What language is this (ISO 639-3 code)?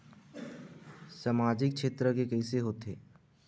hne